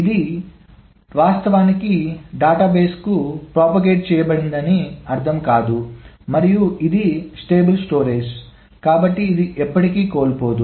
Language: Telugu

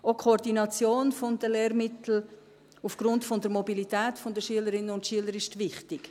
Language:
Swiss German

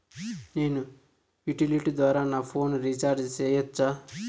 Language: Telugu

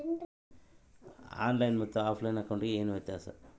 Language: Kannada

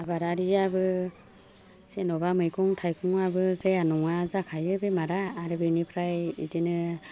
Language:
Bodo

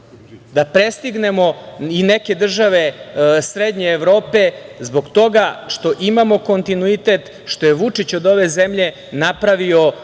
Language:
Serbian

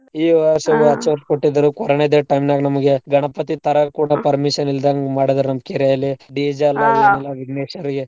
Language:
Kannada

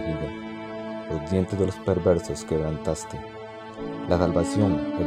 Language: Spanish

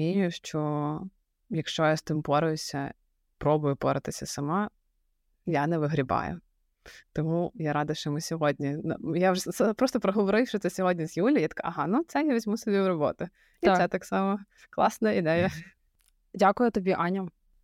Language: Ukrainian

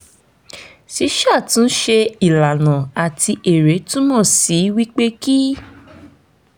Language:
Yoruba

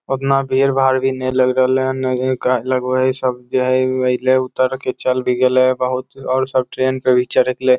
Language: Magahi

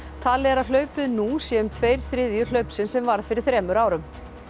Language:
Icelandic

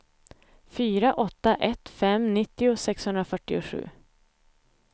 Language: Swedish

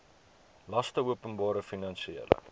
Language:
Afrikaans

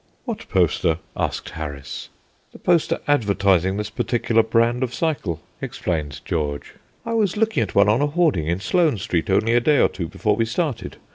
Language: English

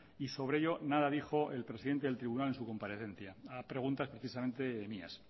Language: Spanish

